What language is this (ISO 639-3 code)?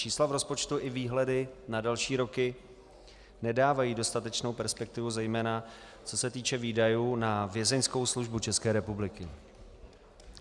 ces